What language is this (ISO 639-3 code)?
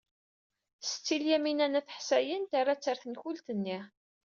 kab